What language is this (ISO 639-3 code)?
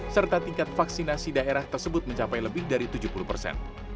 ind